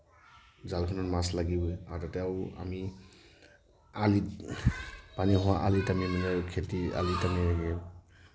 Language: Assamese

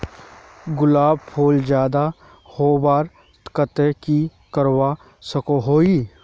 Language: Magahi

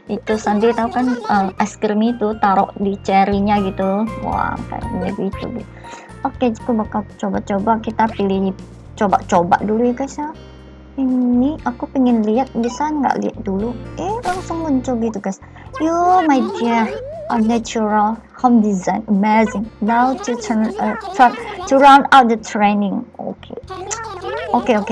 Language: Indonesian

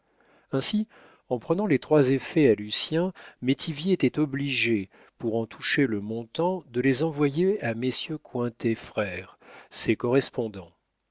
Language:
French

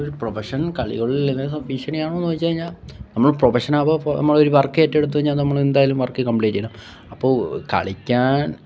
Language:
Malayalam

